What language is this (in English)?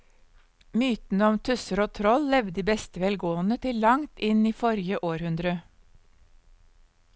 Norwegian